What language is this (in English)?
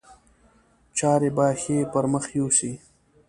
Pashto